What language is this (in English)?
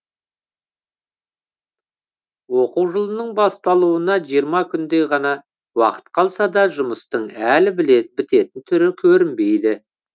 Kazakh